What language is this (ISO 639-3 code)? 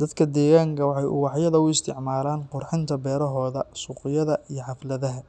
som